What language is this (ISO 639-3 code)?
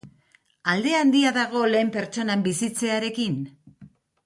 eus